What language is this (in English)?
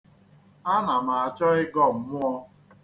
Igbo